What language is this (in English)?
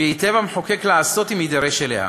Hebrew